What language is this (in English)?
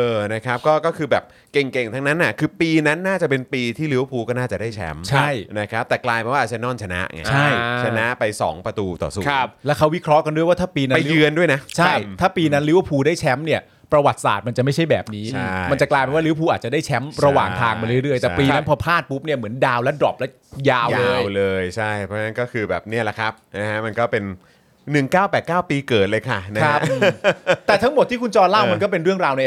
Thai